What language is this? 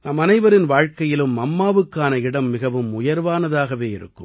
Tamil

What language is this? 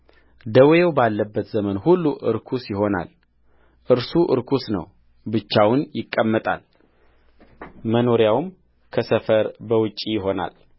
Amharic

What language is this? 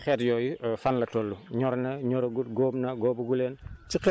Wolof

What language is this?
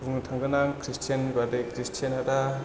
Bodo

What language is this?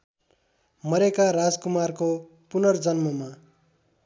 Nepali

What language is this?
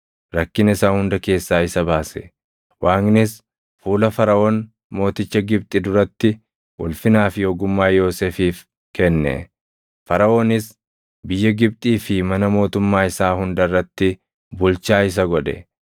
Oromo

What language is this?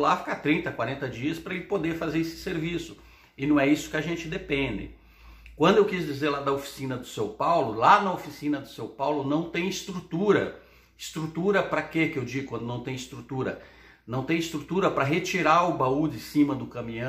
Portuguese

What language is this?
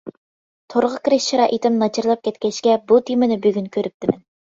Uyghur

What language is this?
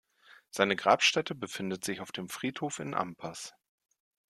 German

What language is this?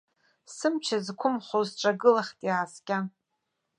Abkhazian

